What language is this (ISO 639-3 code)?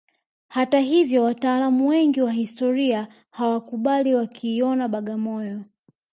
swa